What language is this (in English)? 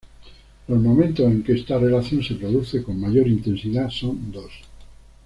Spanish